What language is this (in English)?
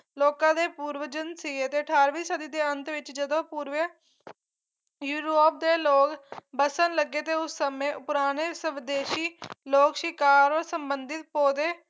Punjabi